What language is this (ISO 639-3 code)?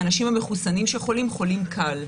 heb